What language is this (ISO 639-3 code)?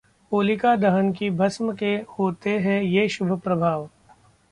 hin